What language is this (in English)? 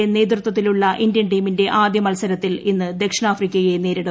Malayalam